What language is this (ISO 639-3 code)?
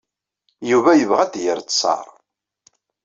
kab